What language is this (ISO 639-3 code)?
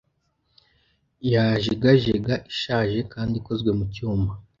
kin